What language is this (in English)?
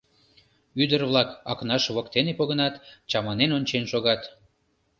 Mari